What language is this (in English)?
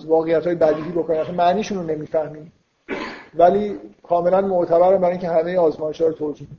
Persian